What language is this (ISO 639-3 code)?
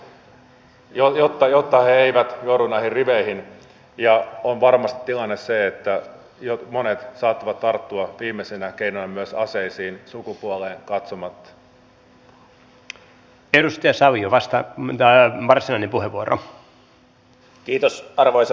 fin